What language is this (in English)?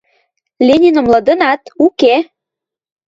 Western Mari